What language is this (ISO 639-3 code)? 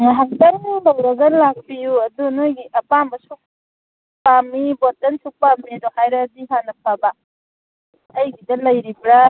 mni